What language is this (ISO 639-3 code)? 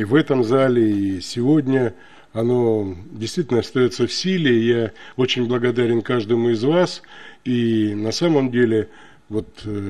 rus